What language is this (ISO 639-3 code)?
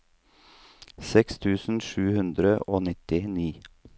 nor